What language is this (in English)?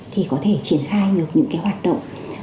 Vietnamese